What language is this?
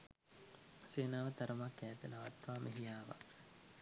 Sinhala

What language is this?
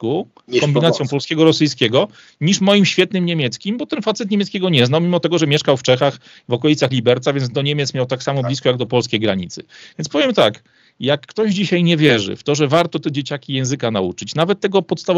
Polish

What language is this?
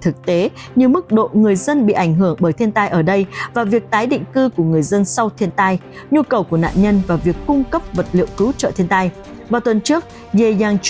Vietnamese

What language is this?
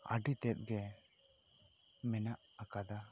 Santali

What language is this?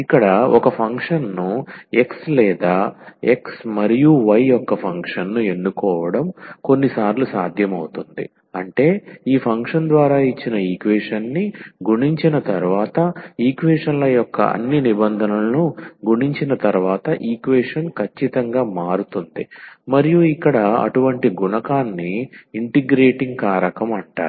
Telugu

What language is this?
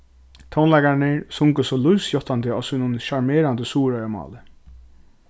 Faroese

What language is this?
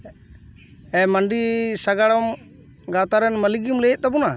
Santali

